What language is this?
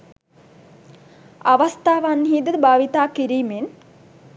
Sinhala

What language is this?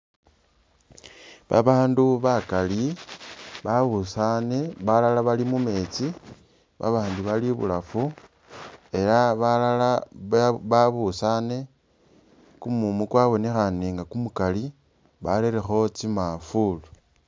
Masaaba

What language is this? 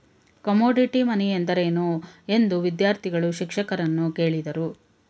Kannada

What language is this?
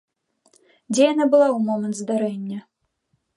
Belarusian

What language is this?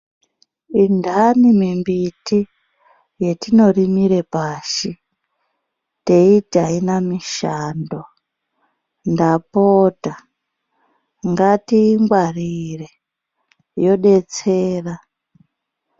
Ndau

